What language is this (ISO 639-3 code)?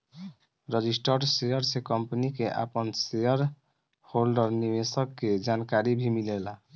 bho